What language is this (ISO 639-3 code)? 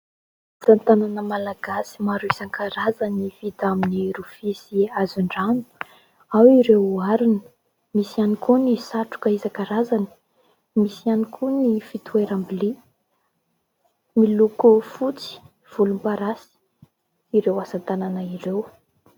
mlg